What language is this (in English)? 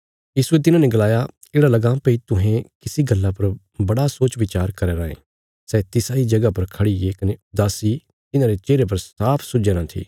Bilaspuri